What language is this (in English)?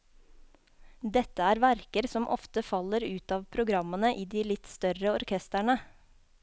Norwegian